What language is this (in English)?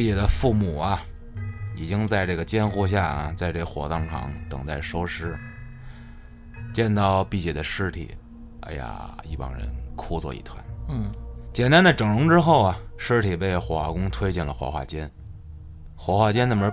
Chinese